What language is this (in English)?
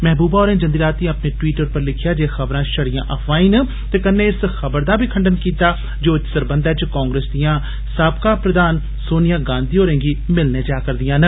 Dogri